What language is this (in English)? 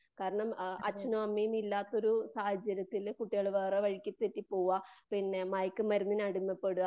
Malayalam